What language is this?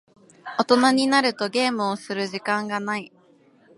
Japanese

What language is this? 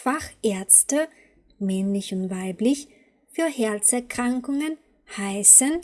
German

